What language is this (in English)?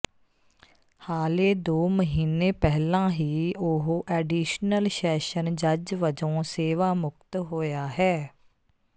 Punjabi